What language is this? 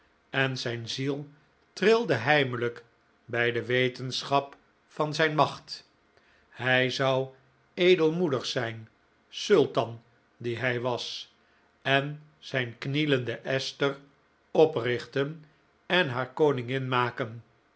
Dutch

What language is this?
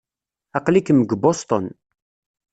Kabyle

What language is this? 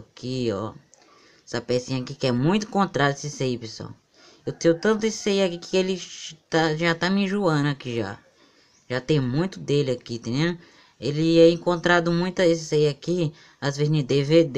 Portuguese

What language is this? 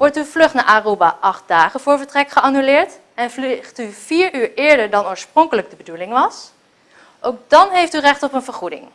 Dutch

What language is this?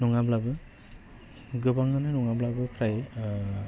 Bodo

